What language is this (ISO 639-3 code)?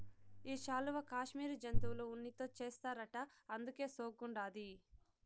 tel